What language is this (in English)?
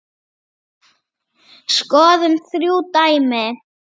Icelandic